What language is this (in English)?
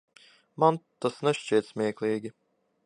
Latvian